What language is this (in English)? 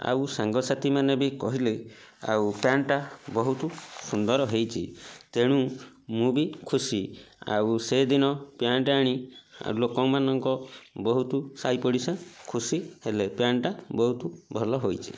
Odia